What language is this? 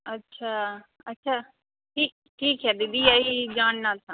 Hindi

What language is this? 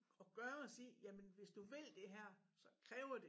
Danish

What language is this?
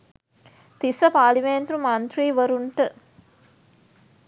Sinhala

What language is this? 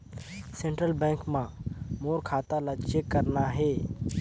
Chhattisgarhi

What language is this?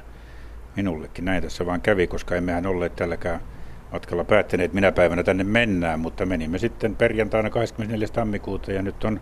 Finnish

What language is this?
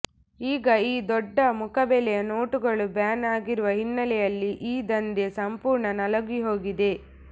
Kannada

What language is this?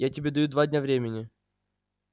Russian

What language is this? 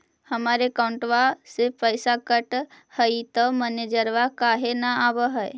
Magahi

